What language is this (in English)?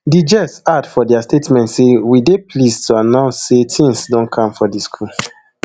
Nigerian Pidgin